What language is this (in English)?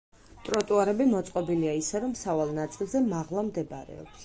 Georgian